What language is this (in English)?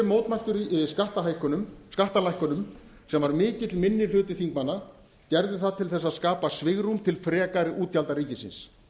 Icelandic